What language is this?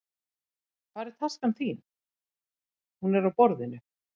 Icelandic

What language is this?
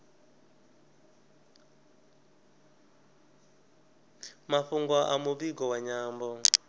Venda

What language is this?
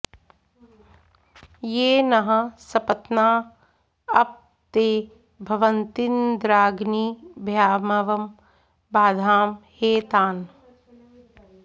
Sanskrit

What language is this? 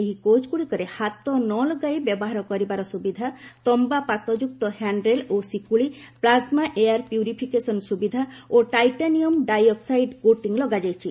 Odia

